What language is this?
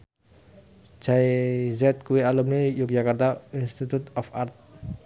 Javanese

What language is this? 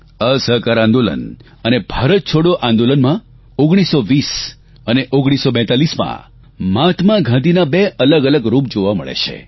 Gujarati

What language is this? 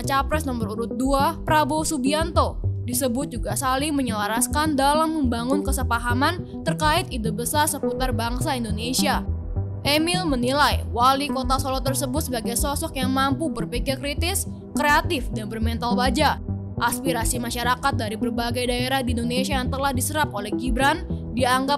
Indonesian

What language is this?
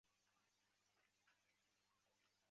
Chinese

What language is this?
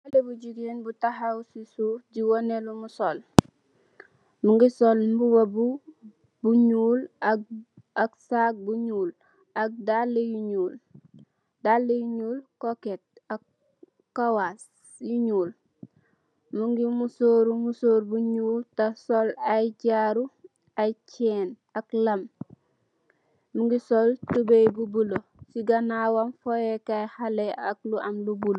Wolof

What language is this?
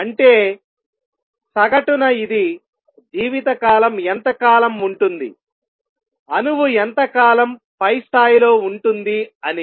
Telugu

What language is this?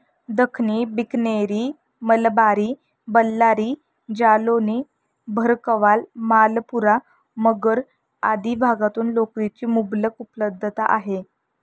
Marathi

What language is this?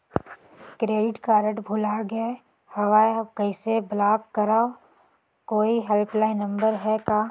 Chhattisgarhi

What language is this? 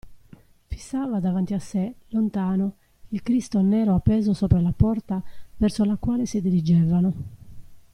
Italian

